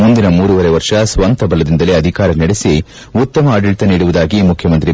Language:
Kannada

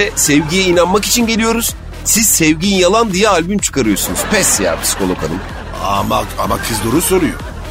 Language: Turkish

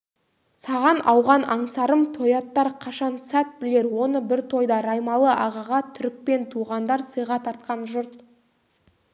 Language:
Kazakh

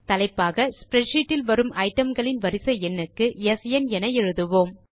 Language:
Tamil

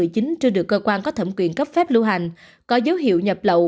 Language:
Vietnamese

